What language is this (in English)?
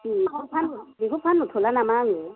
Bodo